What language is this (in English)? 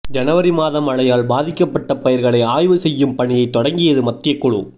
Tamil